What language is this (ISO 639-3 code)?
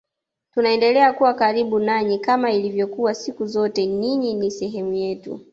swa